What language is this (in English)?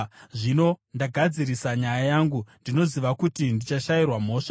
Shona